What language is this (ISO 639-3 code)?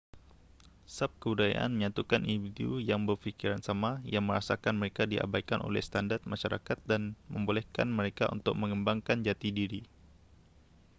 msa